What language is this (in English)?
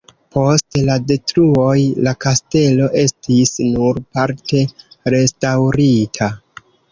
Esperanto